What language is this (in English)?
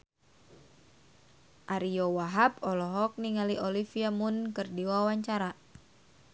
Sundanese